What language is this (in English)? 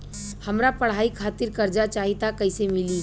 Bhojpuri